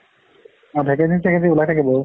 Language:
Assamese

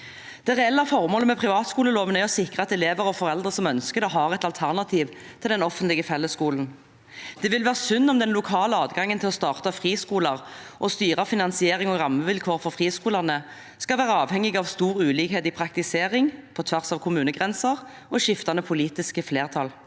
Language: Norwegian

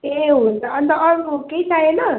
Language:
Nepali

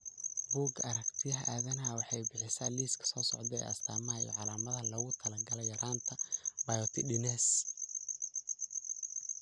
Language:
Somali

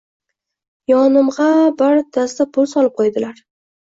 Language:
Uzbek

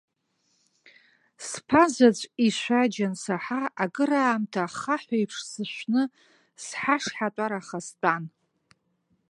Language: Abkhazian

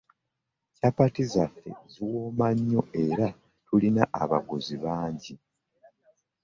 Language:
Ganda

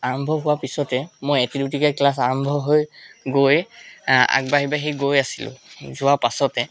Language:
Assamese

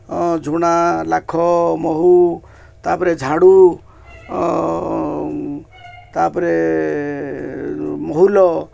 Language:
Odia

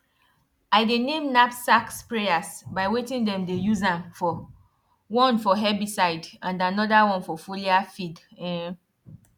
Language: Nigerian Pidgin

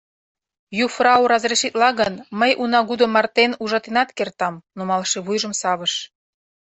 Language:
Mari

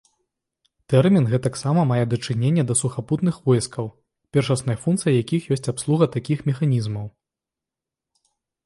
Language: Belarusian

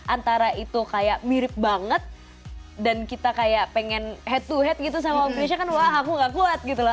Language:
Indonesian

